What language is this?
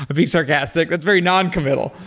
English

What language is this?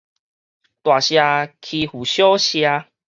Min Nan Chinese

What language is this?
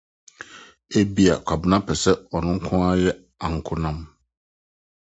Akan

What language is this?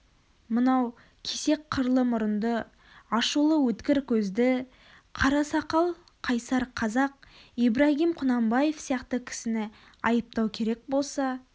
Kazakh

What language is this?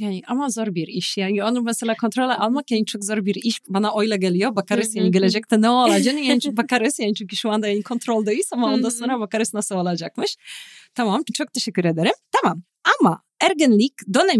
Turkish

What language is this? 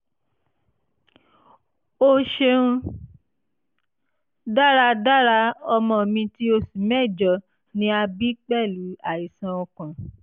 Yoruba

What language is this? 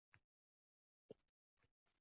Uzbek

